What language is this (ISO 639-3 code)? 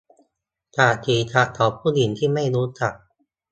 tha